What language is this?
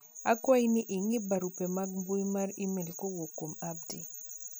Luo (Kenya and Tanzania)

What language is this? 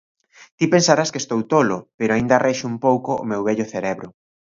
Galician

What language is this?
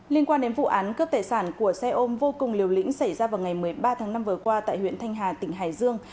Vietnamese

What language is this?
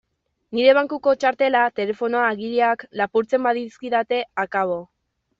Basque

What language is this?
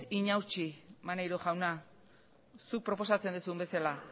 Basque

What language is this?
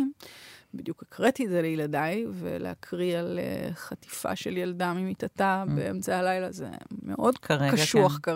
Hebrew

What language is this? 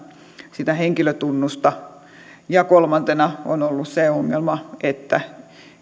Finnish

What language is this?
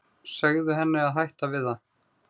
Icelandic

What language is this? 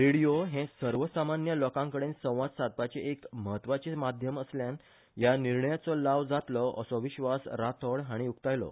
Konkani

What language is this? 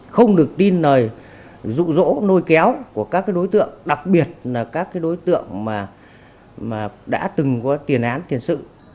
Vietnamese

